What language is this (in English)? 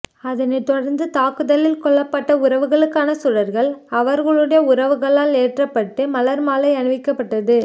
Tamil